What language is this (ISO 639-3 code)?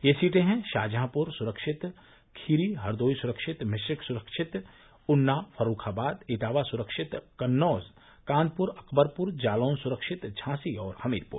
hin